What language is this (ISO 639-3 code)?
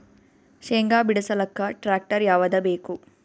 kan